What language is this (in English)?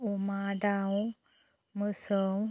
Bodo